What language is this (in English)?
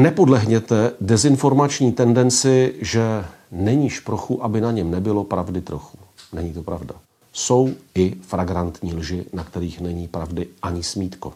Czech